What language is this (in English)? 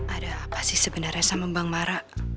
Indonesian